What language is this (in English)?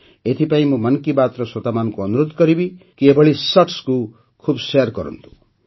Odia